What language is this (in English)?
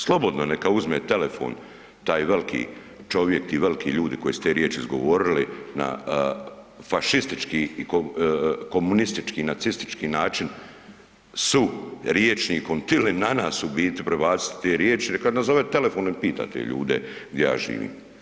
Croatian